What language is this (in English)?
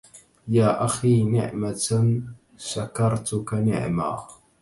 Arabic